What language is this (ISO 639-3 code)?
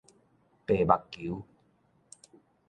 nan